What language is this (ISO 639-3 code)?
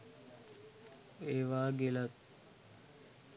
sin